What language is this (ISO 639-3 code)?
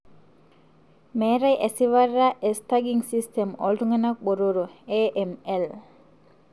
mas